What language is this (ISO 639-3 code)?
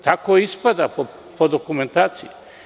srp